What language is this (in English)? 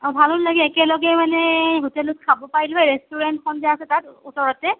Assamese